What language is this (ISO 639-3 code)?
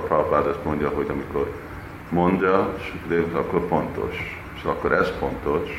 hun